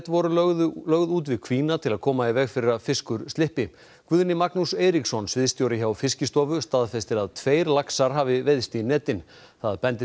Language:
Icelandic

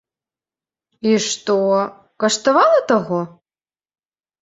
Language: Belarusian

